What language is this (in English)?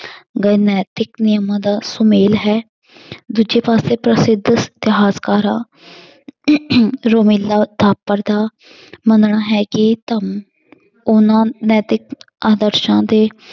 Punjabi